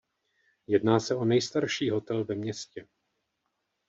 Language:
Czech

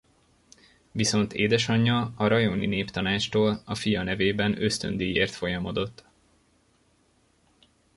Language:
Hungarian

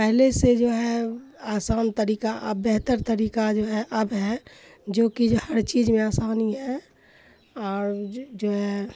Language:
Urdu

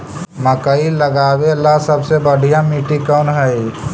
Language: Magahi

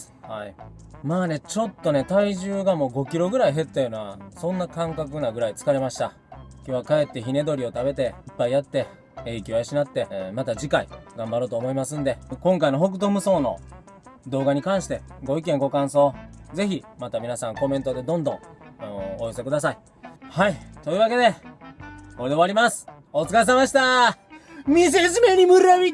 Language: Japanese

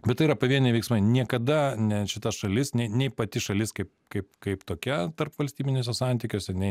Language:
Lithuanian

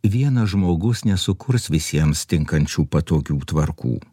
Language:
Lithuanian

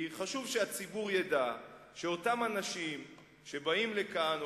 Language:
Hebrew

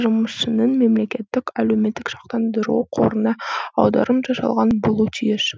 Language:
Kazakh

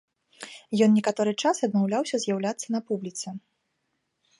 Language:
Belarusian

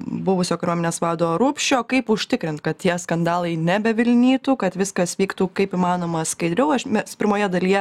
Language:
Lithuanian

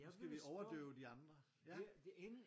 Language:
Danish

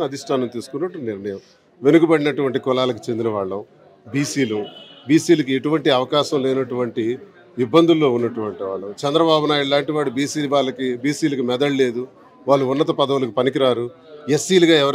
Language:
Telugu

